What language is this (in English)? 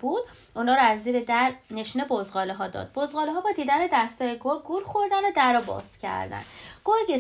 Persian